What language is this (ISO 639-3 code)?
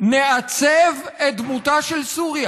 heb